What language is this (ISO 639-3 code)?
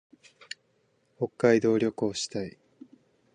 jpn